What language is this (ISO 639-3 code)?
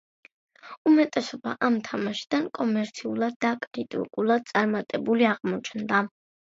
kat